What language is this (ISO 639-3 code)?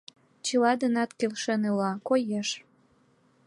chm